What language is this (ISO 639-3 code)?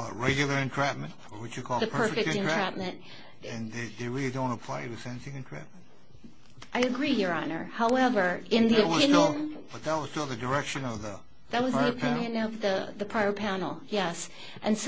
eng